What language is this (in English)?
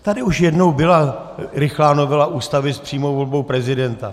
Czech